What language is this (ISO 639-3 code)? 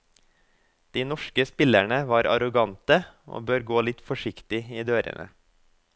nor